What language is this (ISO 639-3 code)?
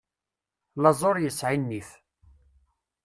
kab